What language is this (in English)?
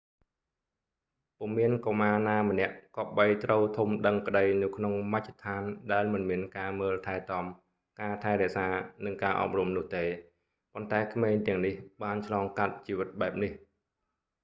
Khmer